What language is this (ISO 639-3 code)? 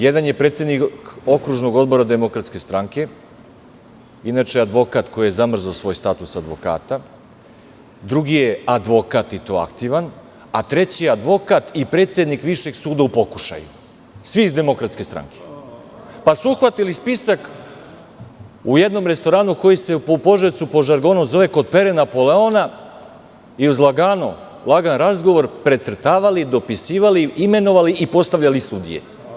srp